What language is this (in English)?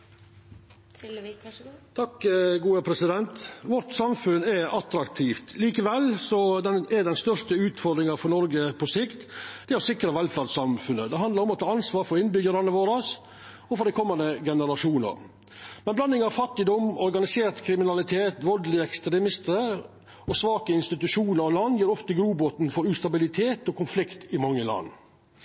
Norwegian Nynorsk